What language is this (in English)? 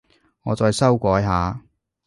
Cantonese